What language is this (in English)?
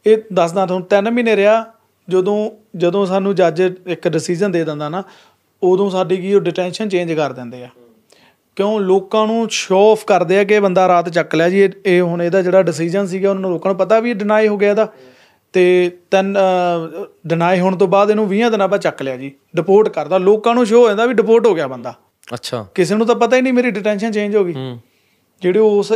Punjabi